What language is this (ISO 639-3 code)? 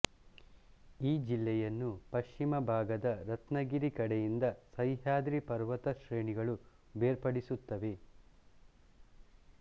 kan